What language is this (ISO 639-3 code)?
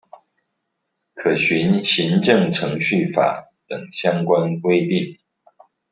zho